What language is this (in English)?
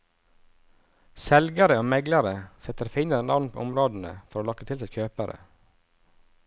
Norwegian